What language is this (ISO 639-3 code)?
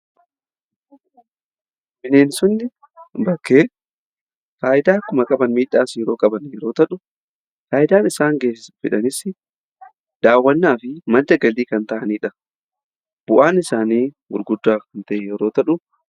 orm